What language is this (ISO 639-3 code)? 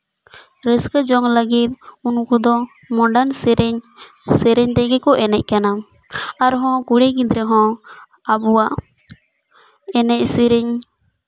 sat